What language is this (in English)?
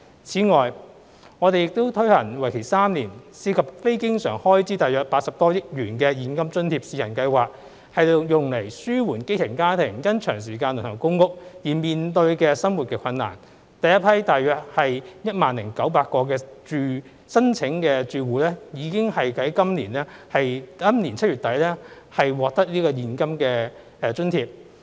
Cantonese